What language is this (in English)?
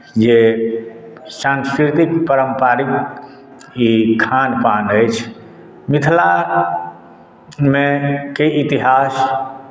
Maithili